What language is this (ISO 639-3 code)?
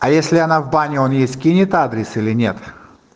rus